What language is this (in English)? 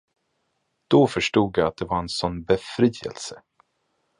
Swedish